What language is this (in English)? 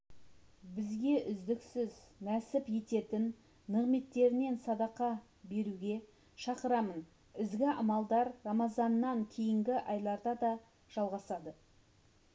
Kazakh